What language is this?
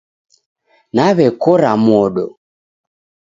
Taita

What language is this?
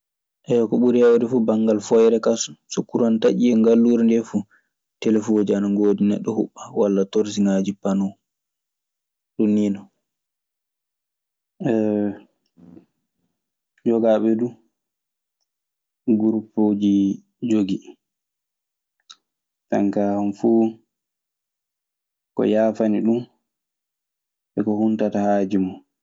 Maasina Fulfulde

